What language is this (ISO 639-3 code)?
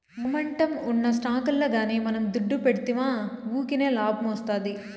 tel